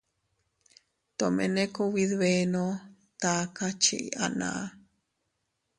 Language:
Teutila Cuicatec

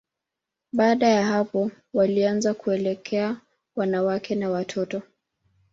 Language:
Swahili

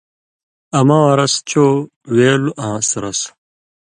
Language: Indus Kohistani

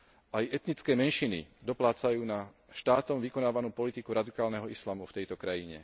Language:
Slovak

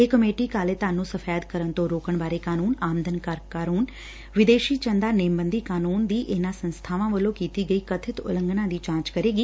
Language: Punjabi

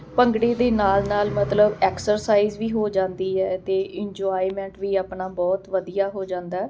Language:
Punjabi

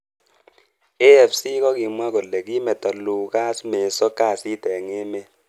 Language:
Kalenjin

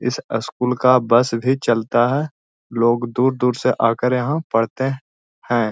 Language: Magahi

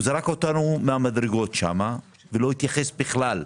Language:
Hebrew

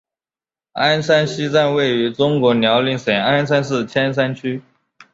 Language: Chinese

